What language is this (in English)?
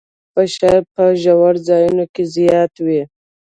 Pashto